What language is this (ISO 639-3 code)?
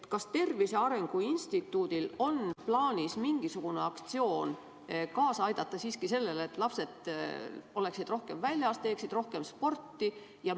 est